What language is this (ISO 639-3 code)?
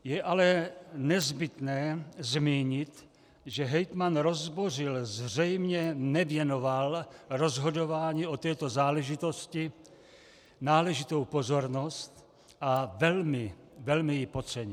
ces